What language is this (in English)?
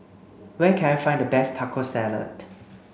English